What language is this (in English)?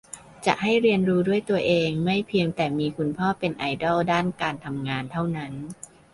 Thai